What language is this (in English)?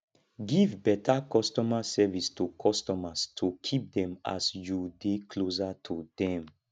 Nigerian Pidgin